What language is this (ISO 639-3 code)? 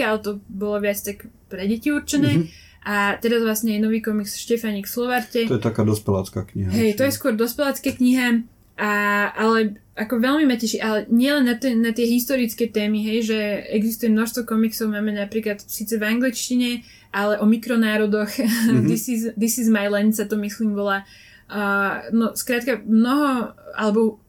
slk